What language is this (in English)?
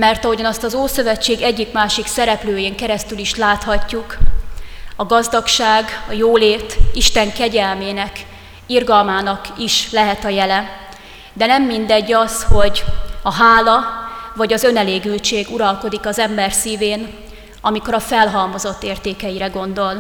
Hungarian